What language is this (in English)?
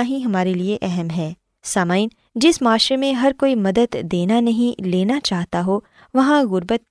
Urdu